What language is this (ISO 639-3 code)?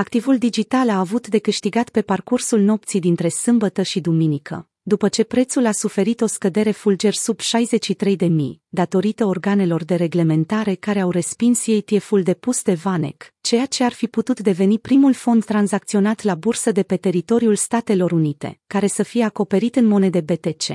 ron